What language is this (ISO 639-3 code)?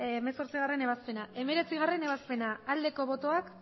eus